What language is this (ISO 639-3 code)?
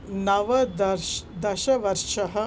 san